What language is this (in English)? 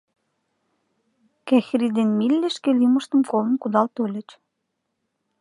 Mari